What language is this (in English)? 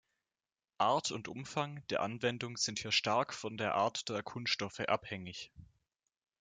German